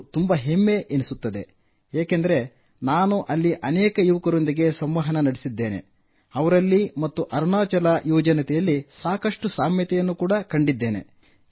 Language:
Kannada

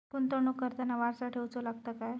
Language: Marathi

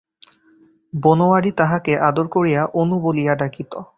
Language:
Bangla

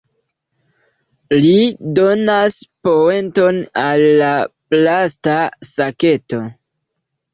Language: Esperanto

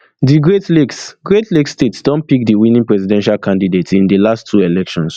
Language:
Nigerian Pidgin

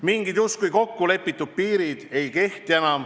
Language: Estonian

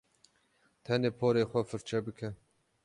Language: Kurdish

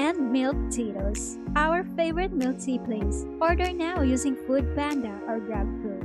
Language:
Filipino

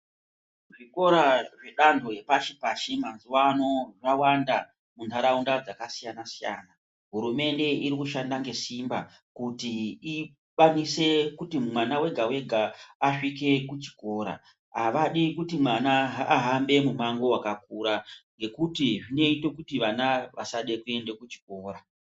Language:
Ndau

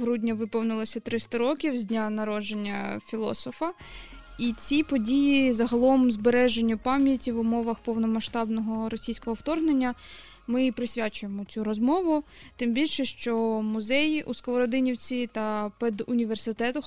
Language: Ukrainian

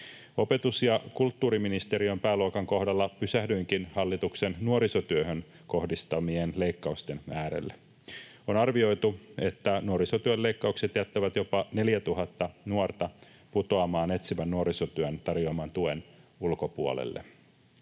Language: Finnish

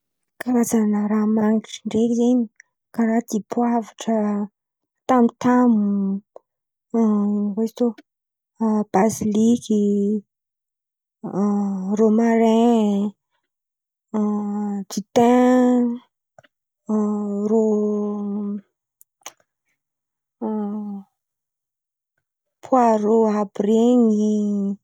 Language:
Antankarana Malagasy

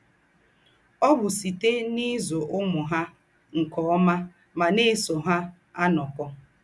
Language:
Igbo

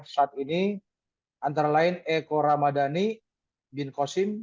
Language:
Indonesian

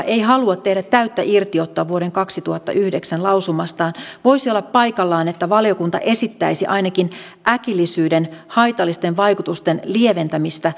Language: Finnish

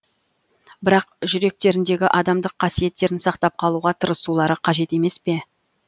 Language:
Kazakh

